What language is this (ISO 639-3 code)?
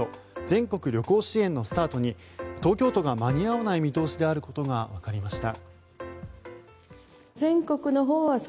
jpn